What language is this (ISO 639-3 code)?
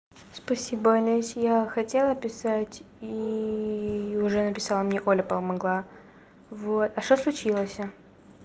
rus